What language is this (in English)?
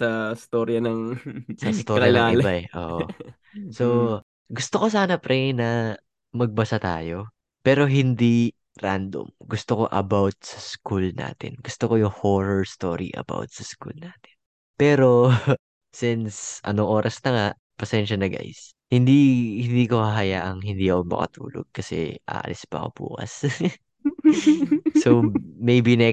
Filipino